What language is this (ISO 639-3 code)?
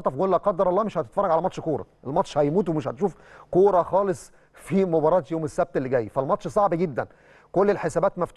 ara